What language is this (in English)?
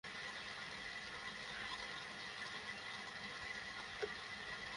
Bangla